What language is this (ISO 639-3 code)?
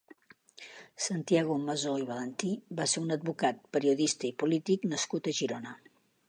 cat